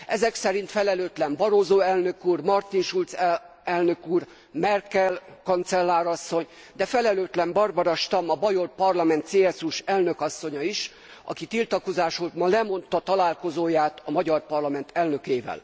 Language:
Hungarian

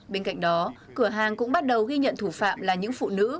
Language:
Vietnamese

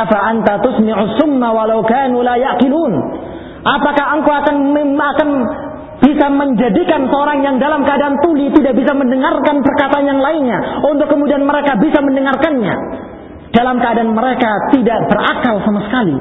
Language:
Malay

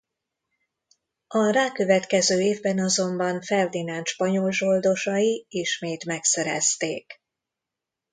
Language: Hungarian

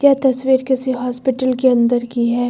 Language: Hindi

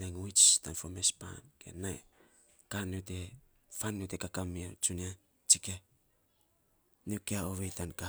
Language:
Saposa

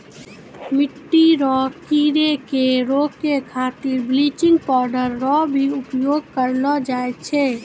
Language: Maithili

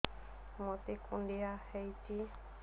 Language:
Odia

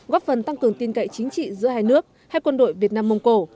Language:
Vietnamese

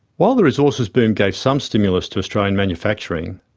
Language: English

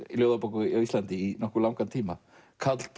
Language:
Icelandic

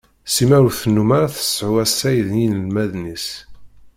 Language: Kabyle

